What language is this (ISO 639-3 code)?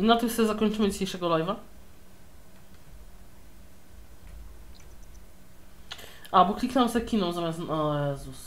pol